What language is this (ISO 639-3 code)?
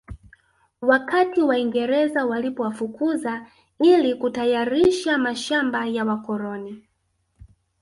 swa